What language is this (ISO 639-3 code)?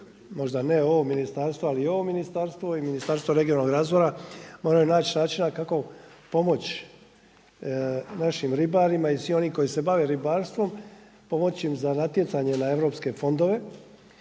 hrv